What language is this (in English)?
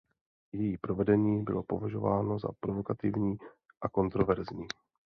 Czech